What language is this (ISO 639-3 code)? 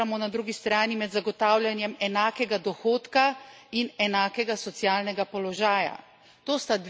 slv